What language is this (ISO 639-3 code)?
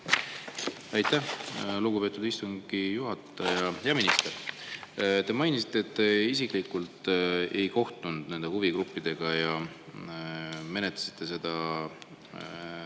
est